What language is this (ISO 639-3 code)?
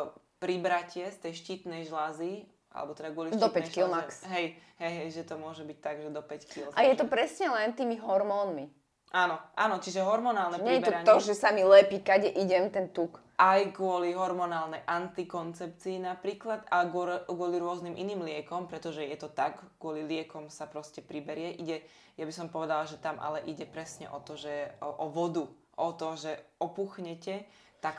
slk